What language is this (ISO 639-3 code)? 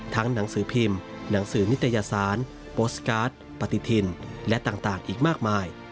tha